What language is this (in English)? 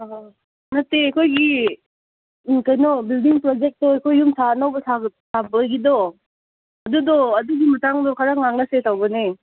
Manipuri